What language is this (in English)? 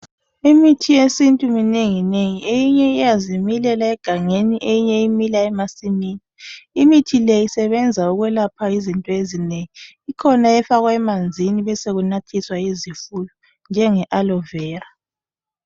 North Ndebele